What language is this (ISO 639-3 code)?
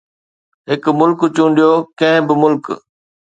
snd